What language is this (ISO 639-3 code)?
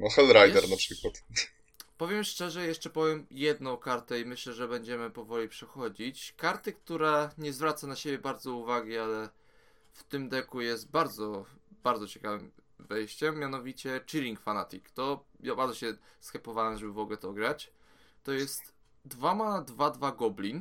pol